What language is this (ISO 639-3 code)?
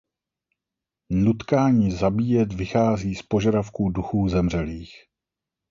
ces